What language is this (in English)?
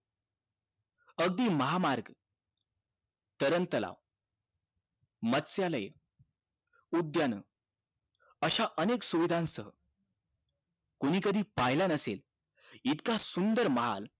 Marathi